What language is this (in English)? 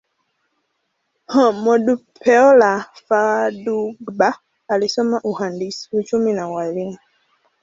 Swahili